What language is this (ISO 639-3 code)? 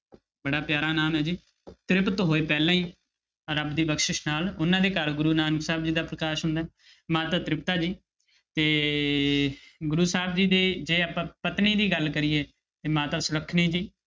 pan